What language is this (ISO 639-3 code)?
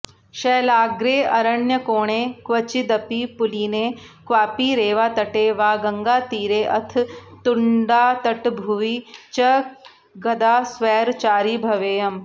san